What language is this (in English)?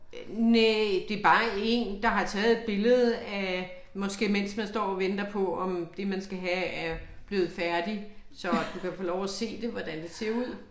Danish